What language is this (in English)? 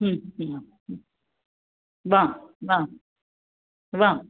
Marathi